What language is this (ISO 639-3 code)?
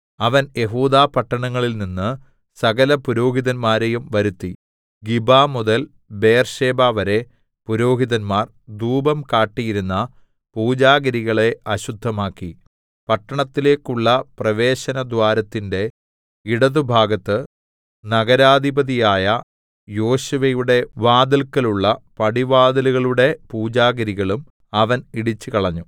mal